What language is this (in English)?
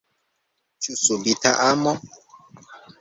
Esperanto